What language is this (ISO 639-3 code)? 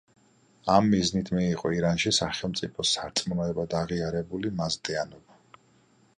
kat